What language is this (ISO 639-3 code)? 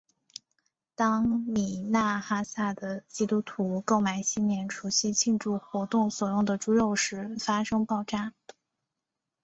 zho